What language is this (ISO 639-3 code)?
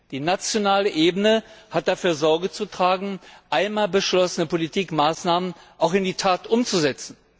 deu